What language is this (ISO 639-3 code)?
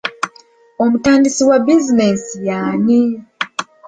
lug